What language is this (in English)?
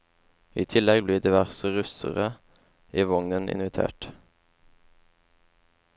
Norwegian